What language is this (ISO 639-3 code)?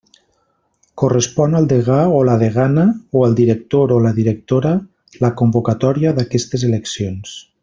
cat